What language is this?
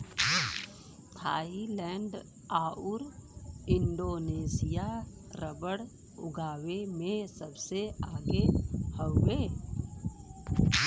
Bhojpuri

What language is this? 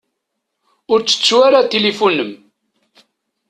Kabyle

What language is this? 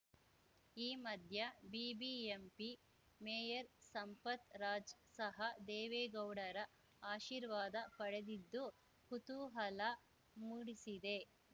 Kannada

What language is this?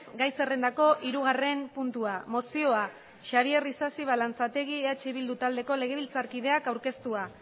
Basque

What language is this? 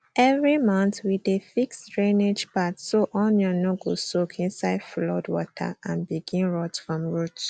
Nigerian Pidgin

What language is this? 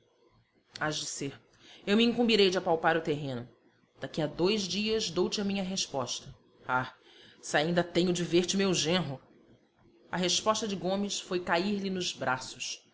Portuguese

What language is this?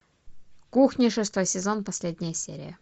Russian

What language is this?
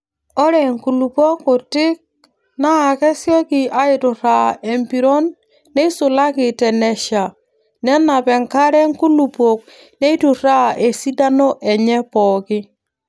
Masai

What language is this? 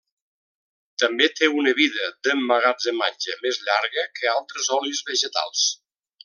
Catalan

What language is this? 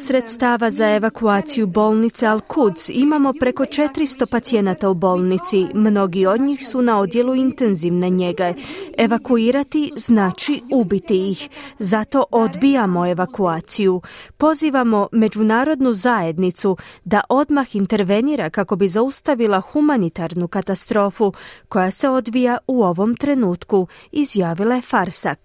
Croatian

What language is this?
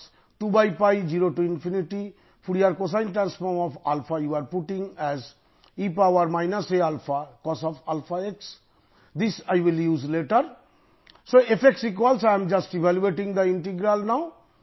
Tamil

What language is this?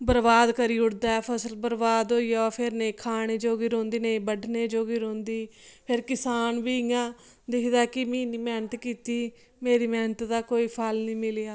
Dogri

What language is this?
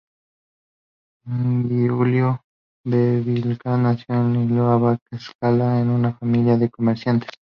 Spanish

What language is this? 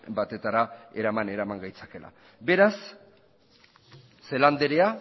Basque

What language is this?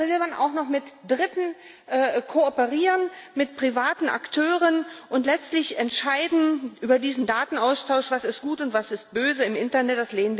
German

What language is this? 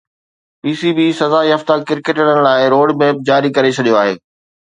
Sindhi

